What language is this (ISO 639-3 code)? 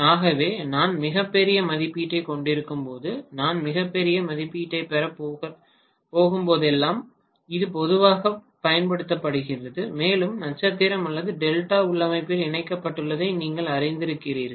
tam